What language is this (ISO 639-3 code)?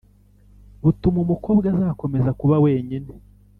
kin